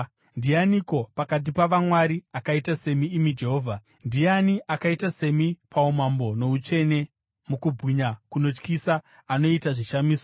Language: Shona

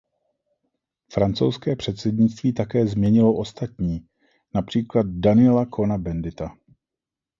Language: Czech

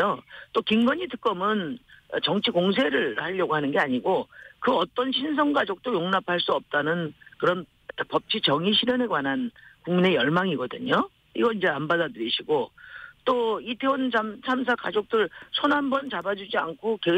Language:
Korean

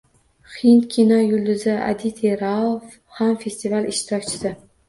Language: Uzbek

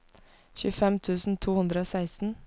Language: Norwegian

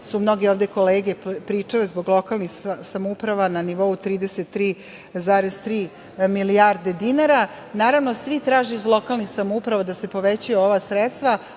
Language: Serbian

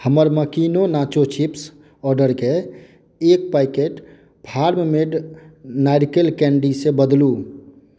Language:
Maithili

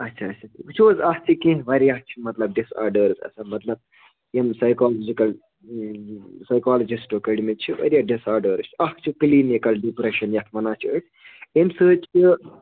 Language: Kashmiri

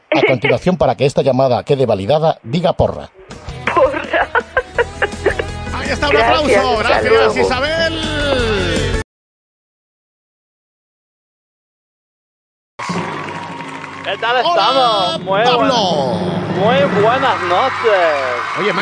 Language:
Spanish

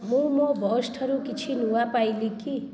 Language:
Odia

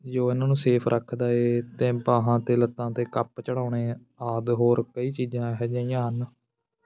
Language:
Punjabi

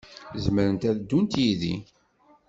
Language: Kabyle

